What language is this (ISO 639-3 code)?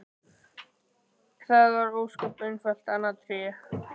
isl